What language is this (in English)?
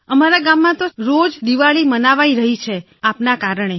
Gujarati